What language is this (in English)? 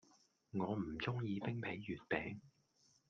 Cantonese